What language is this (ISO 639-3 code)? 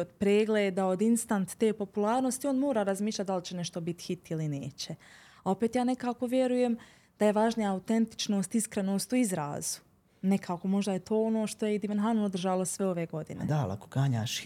hrv